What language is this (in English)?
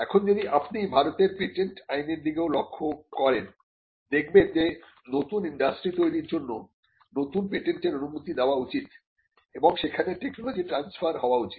Bangla